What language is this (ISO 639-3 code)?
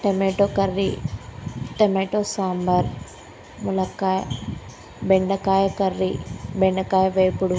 tel